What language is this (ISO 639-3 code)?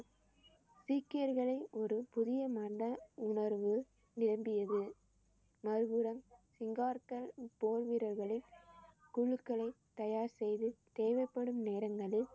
tam